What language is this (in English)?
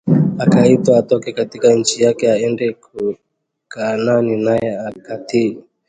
Swahili